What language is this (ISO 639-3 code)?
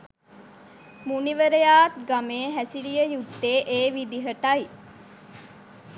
sin